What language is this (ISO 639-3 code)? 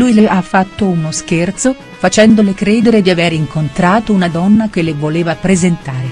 ita